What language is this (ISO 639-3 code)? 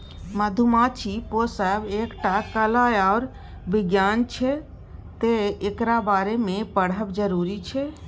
mai